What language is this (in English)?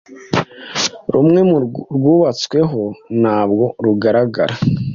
Kinyarwanda